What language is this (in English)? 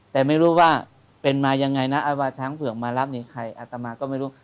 Thai